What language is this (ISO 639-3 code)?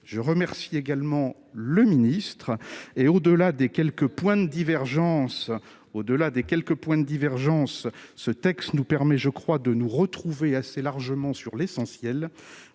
fra